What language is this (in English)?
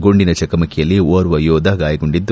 Kannada